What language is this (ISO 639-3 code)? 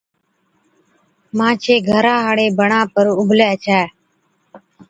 odk